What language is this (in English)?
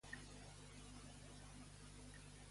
Catalan